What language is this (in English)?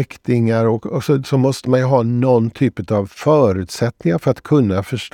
Swedish